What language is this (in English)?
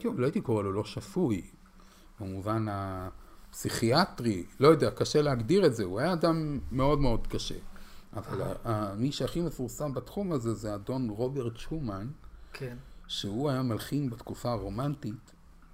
Hebrew